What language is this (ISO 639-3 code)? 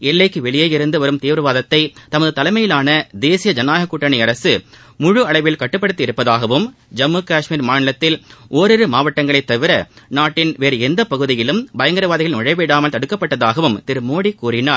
tam